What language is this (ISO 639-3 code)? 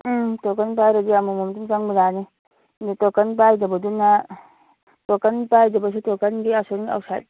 mni